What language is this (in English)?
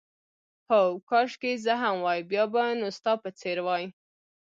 Pashto